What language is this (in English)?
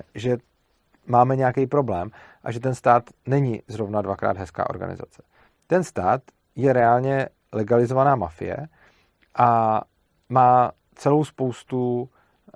Czech